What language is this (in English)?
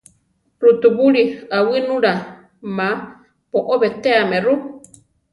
Central Tarahumara